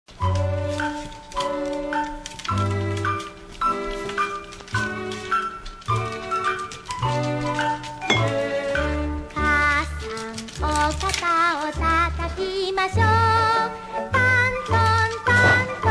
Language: Thai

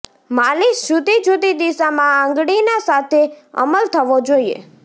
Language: Gujarati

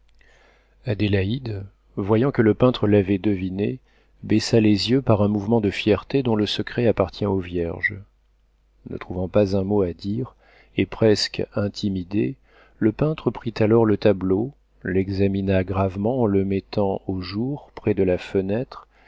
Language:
French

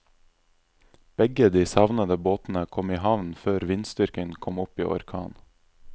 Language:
Norwegian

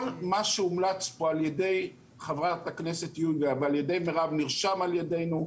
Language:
Hebrew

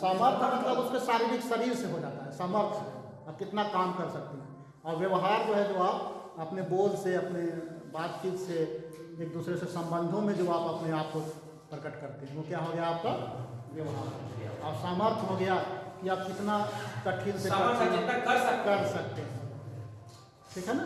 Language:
Hindi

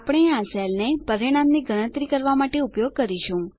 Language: Gujarati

